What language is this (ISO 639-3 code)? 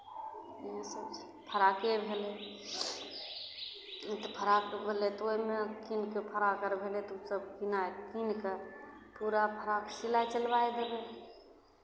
mai